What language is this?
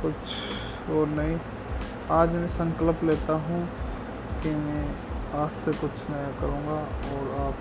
Hindi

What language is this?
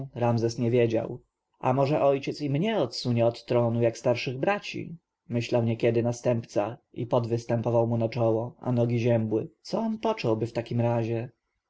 Polish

